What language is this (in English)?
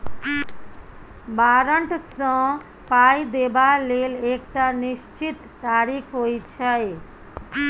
Maithili